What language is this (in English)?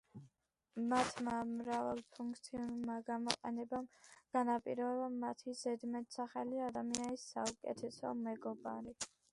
Georgian